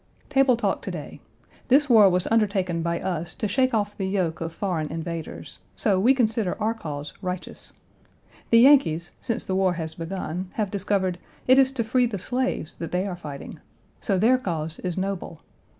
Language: English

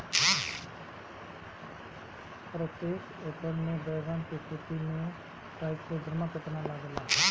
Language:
Bhojpuri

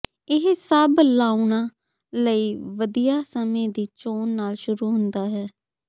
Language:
Punjabi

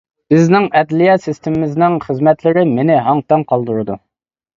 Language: Uyghur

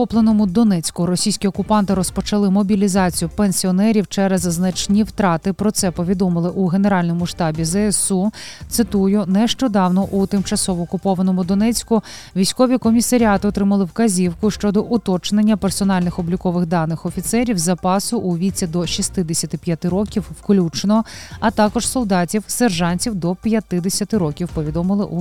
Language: Ukrainian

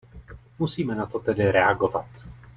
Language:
Czech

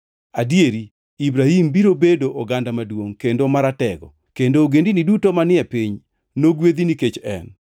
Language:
Luo (Kenya and Tanzania)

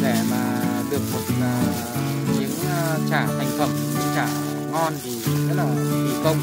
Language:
Vietnamese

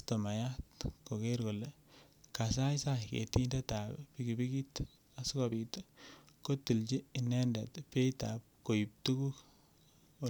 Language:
Kalenjin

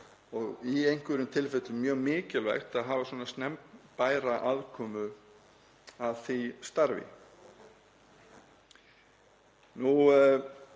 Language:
Icelandic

